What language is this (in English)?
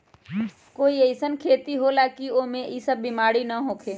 Magahi